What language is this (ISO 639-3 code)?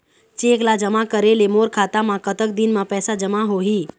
hne